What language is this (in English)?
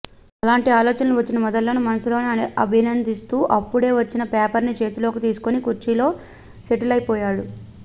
Telugu